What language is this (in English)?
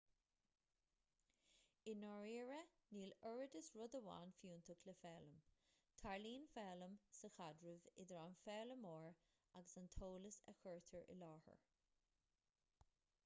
Irish